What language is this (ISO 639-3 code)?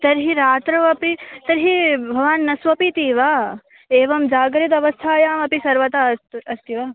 san